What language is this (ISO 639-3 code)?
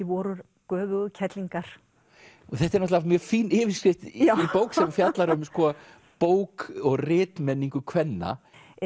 isl